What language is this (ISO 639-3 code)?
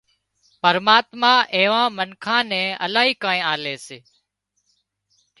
kxp